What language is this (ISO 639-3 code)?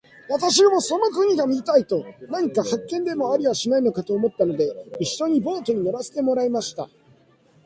jpn